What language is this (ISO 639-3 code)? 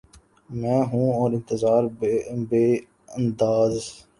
urd